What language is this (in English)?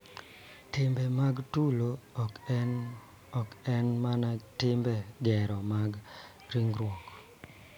Luo (Kenya and Tanzania)